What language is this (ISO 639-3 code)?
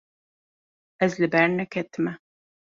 kur